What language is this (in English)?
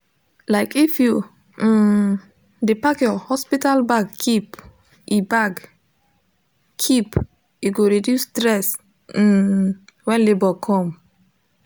Nigerian Pidgin